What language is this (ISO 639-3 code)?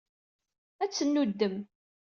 kab